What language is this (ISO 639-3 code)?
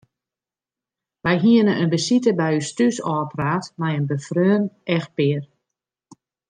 fry